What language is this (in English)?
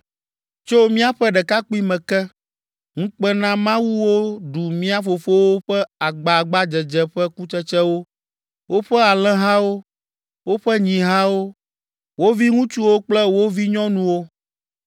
Ewe